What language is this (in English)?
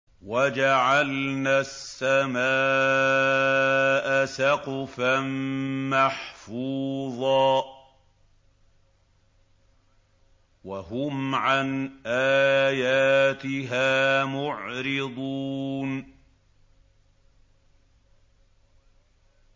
Arabic